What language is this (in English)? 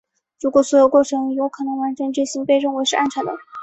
Chinese